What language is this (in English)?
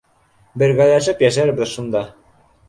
Bashkir